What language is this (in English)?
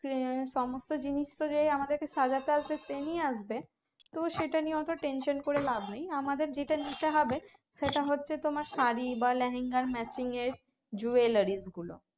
Bangla